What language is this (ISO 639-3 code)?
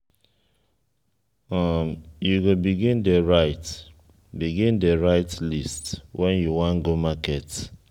pcm